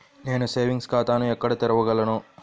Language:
Telugu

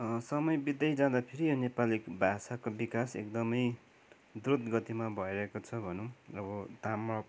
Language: Nepali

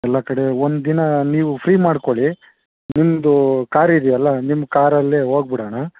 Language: Kannada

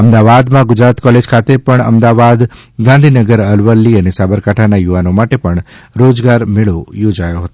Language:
Gujarati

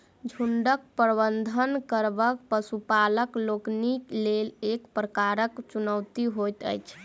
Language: Maithili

